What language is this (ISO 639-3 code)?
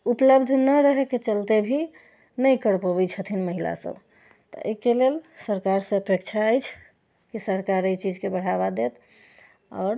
mai